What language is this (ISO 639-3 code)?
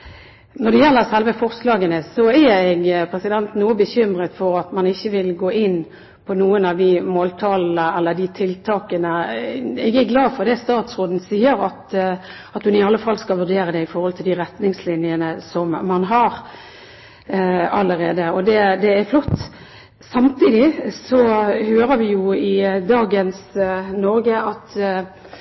nob